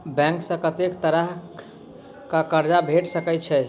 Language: Maithili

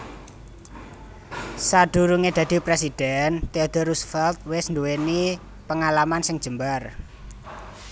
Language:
Javanese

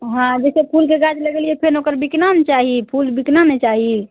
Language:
Maithili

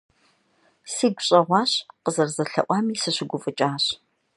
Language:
Kabardian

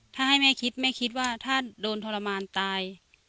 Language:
Thai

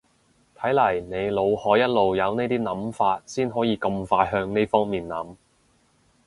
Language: Cantonese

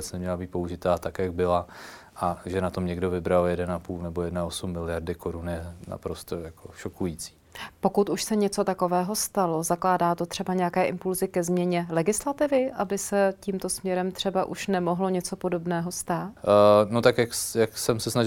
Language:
Czech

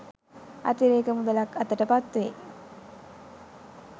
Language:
Sinhala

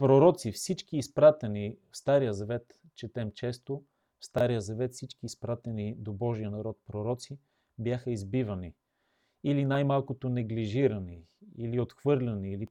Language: Bulgarian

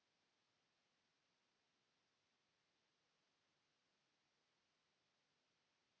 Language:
Finnish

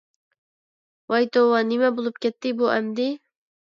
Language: Uyghur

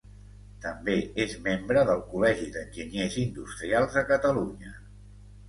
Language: Catalan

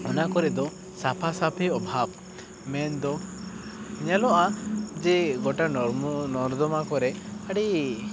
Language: Santali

